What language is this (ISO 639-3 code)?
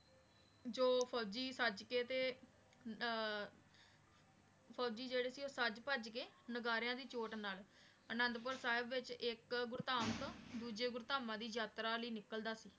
pan